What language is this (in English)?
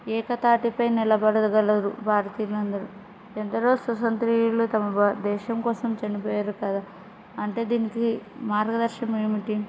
Telugu